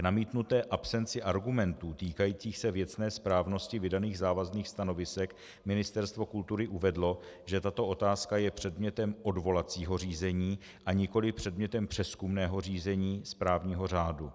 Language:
Czech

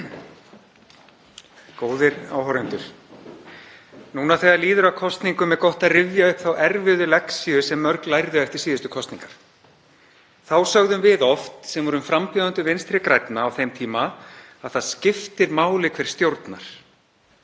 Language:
Icelandic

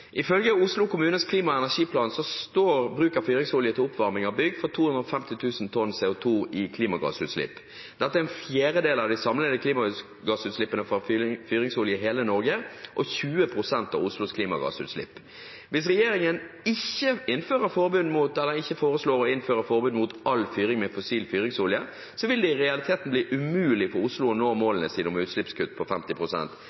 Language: Norwegian Bokmål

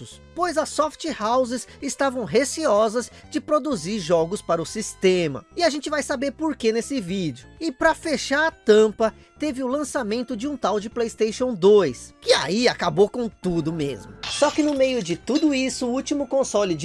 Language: Portuguese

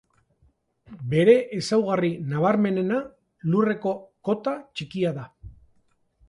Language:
Basque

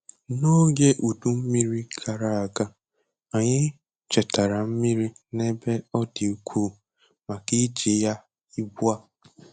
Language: Igbo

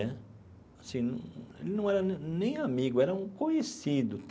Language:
Portuguese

